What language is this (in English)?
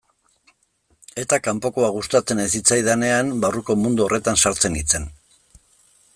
Basque